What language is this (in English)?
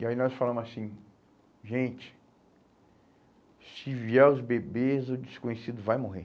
Portuguese